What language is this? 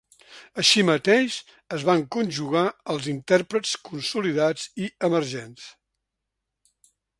Catalan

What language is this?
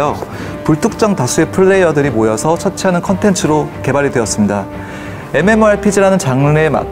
Korean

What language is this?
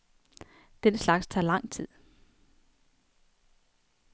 Danish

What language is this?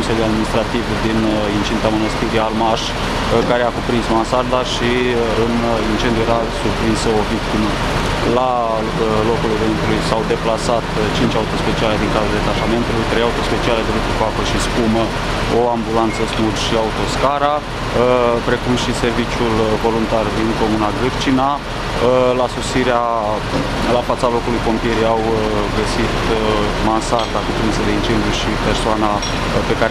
Romanian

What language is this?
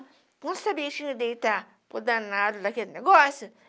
Portuguese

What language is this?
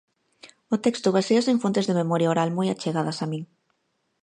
Galician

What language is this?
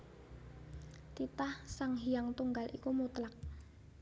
Javanese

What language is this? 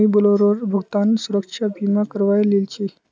Magahi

